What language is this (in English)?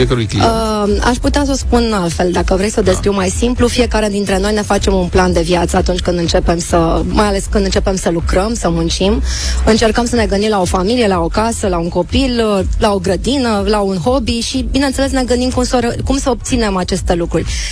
Romanian